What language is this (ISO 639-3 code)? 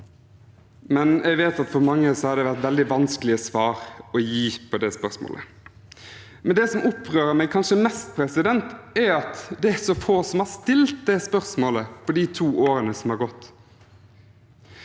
nor